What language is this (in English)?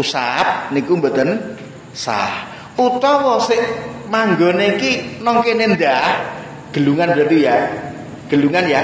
Indonesian